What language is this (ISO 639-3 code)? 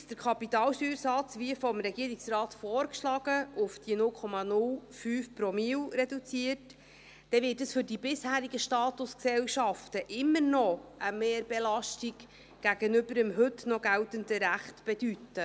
gsw